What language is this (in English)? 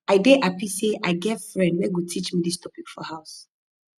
Nigerian Pidgin